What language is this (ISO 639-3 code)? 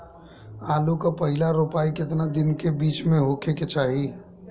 bho